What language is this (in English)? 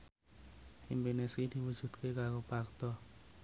Javanese